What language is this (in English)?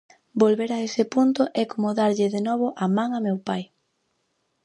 Galician